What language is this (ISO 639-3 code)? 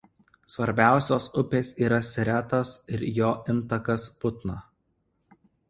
lit